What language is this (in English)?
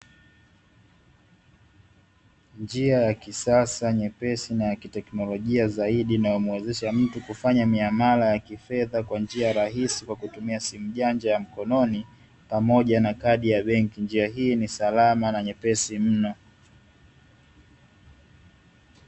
Swahili